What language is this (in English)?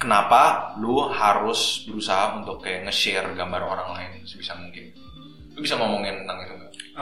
Indonesian